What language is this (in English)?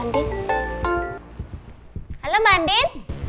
Indonesian